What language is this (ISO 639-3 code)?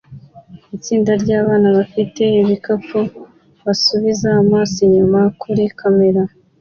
kin